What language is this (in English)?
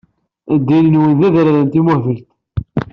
Kabyle